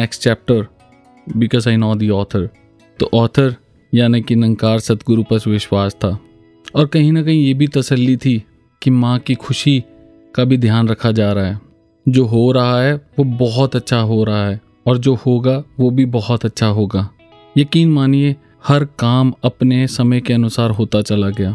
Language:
Hindi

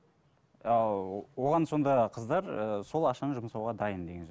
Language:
Kazakh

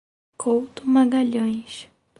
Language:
Portuguese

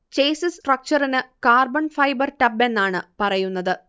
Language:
Malayalam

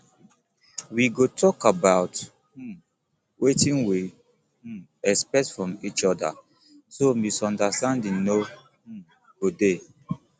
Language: Nigerian Pidgin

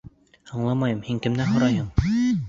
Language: Bashkir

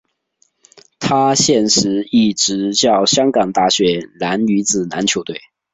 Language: Chinese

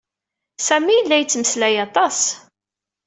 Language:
Kabyle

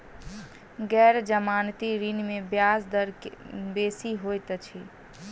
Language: Maithili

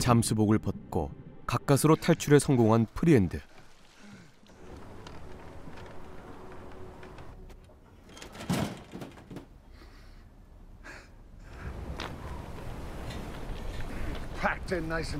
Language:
Korean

